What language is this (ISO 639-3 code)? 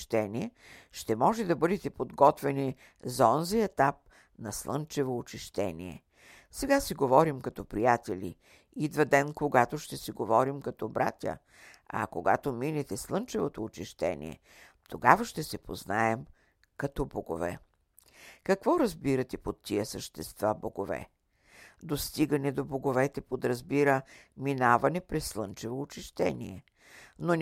bul